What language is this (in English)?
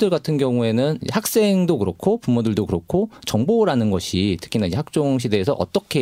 Korean